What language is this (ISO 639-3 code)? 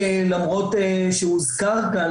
heb